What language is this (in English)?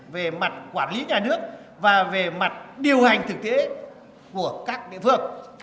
Vietnamese